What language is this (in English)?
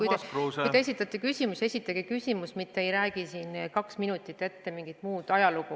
Estonian